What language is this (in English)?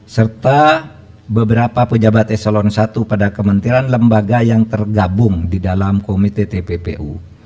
Indonesian